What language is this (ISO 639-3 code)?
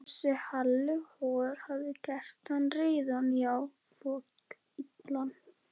isl